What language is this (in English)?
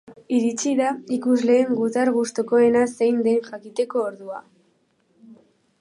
Basque